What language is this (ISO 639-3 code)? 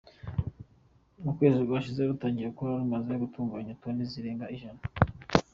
kin